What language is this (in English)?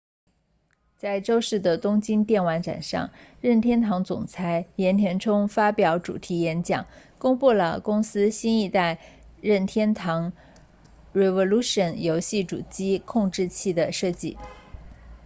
Chinese